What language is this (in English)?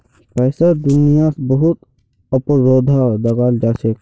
Magahi